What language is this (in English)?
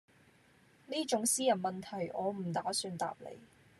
Cantonese